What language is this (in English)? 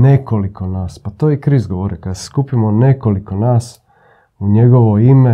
Croatian